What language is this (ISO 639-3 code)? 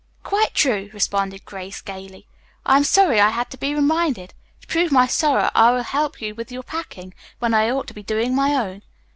eng